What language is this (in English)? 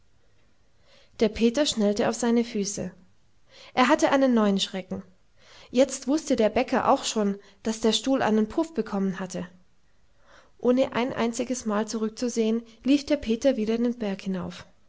German